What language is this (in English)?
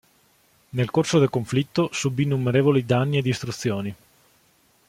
Italian